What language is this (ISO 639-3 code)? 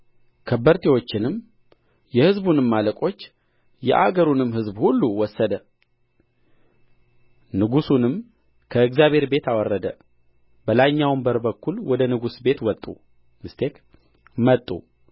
amh